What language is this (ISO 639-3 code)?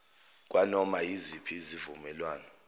zul